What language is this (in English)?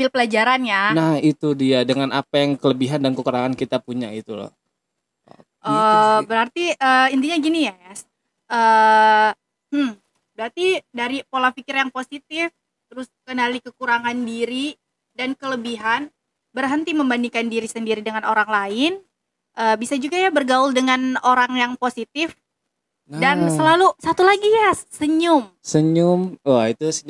Indonesian